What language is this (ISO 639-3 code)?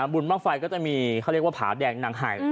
tha